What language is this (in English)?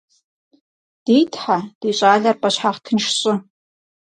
Kabardian